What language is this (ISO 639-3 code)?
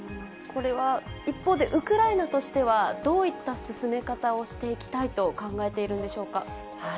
jpn